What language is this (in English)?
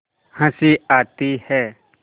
Hindi